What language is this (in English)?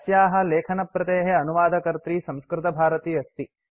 Sanskrit